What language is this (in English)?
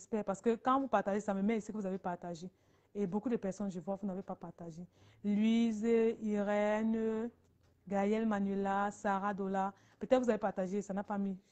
French